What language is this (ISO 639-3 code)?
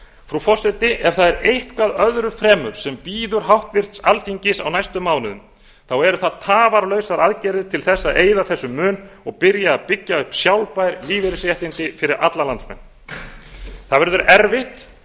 isl